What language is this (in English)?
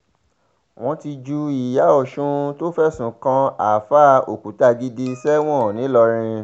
Yoruba